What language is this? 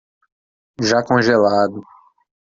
Portuguese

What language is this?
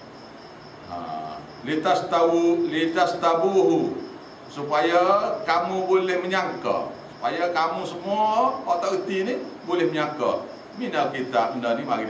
Malay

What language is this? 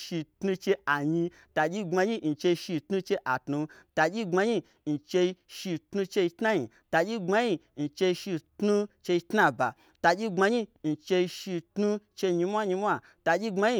Gbagyi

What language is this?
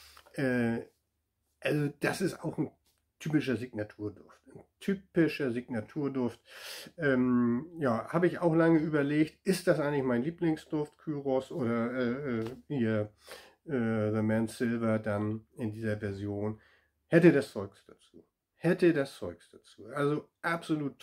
German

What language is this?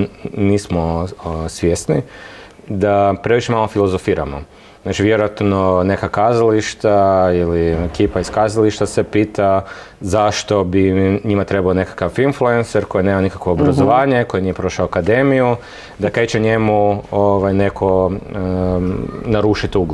Croatian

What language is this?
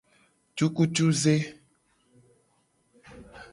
Gen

